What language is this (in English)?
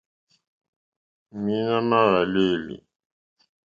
Mokpwe